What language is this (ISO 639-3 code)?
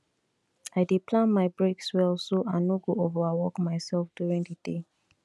pcm